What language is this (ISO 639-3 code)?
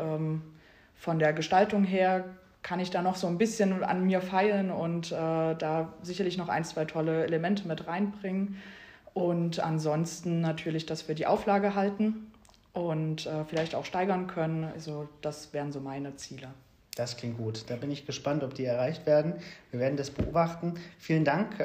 deu